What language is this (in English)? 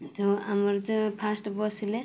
Odia